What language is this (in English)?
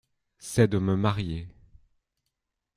French